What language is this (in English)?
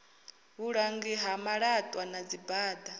Venda